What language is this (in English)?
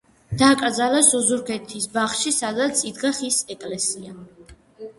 Georgian